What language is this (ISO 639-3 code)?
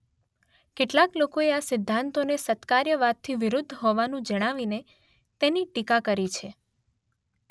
guj